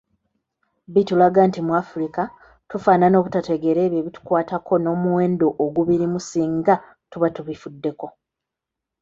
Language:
Ganda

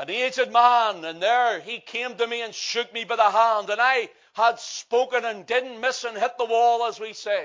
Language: English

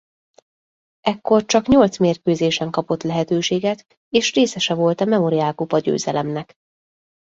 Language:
Hungarian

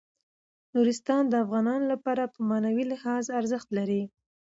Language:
Pashto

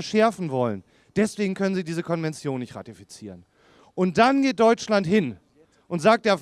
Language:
German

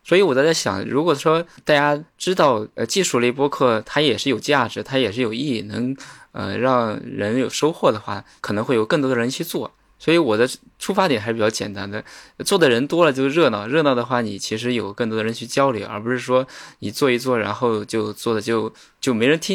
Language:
Chinese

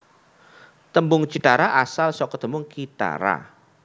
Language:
Javanese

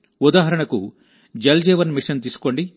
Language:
Telugu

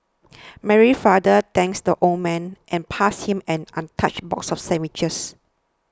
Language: English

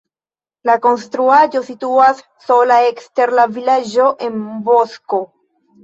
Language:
Esperanto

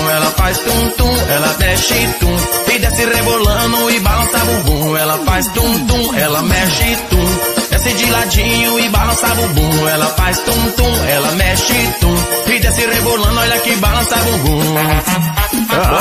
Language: Portuguese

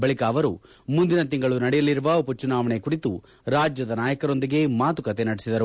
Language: Kannada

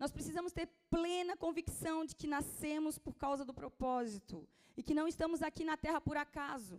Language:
Portuguese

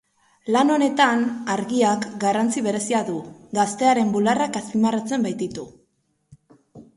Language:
Basque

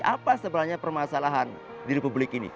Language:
Indonesian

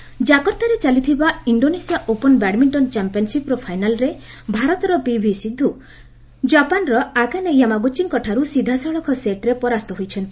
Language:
Odia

